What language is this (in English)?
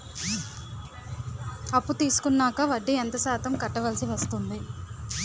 Telugu